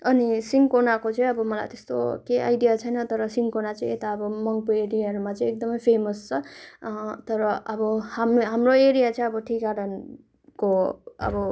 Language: Nepali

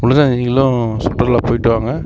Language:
Tamil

